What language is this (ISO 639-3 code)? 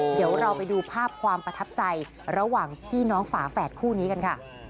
tha